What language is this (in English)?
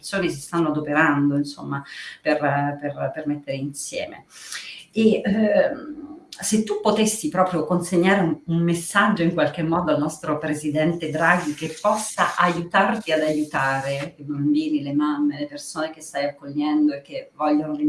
Italian